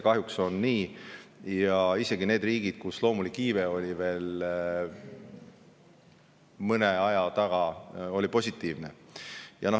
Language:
Estonian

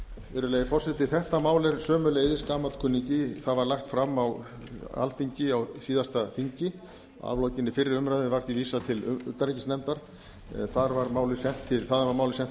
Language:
Icelandic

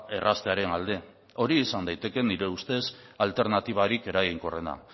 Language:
Basque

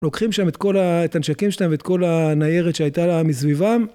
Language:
Hebrew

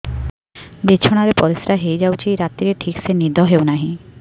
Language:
Odia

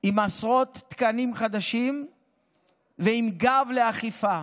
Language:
Hebrew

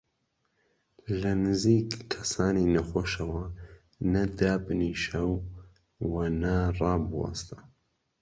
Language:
Central Kurdish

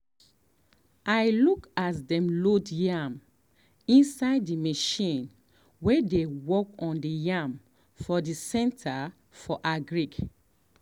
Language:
Nigerian Pidgin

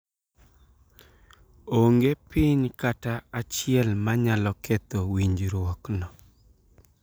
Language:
Luo (Kenya and Tanzania)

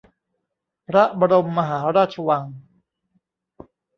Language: Thai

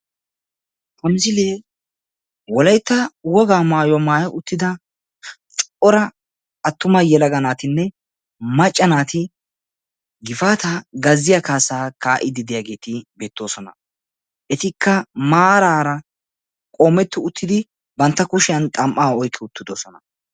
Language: Wolaytta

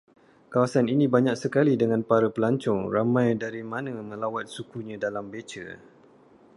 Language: Malay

